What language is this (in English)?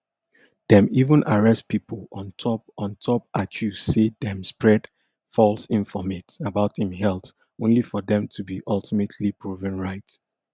Nigerian Pidgin